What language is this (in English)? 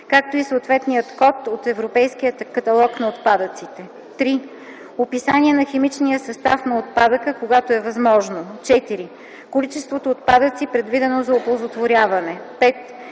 Bulgarian